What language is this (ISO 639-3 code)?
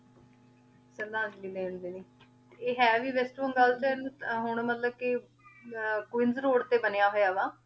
pan